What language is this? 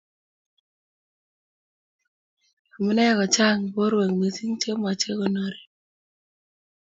Kalenjin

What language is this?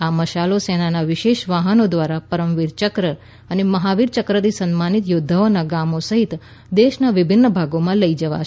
Gujarati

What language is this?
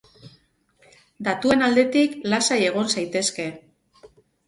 Basque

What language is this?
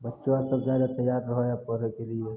Maithili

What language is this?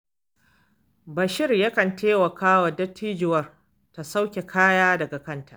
Hausa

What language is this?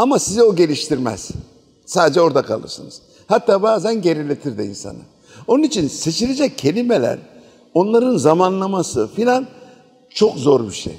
Turkish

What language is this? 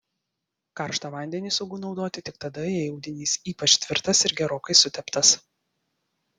Lithuanian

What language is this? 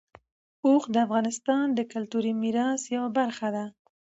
Pashto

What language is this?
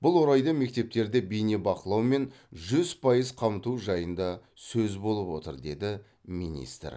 Kazakh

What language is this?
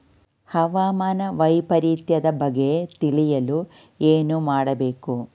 Kannada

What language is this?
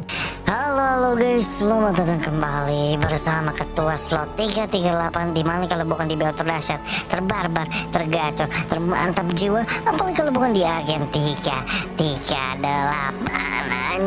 Indonesian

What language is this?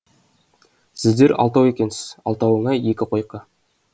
Kazakh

